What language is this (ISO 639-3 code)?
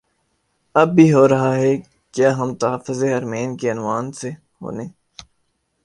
urd